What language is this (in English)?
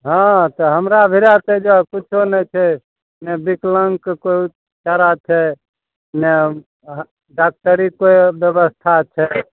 Maithili